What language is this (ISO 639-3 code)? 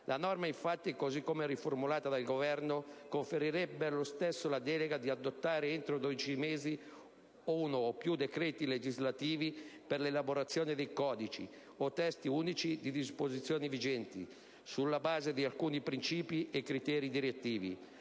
ita